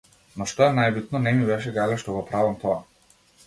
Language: Macedonian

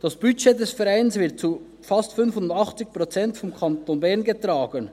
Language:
Swiss German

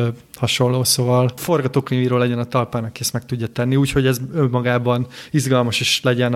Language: Hungarian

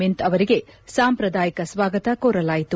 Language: Kannada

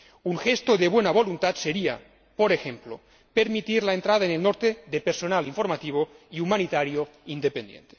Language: Spanish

